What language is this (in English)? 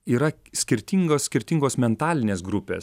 Lithuanian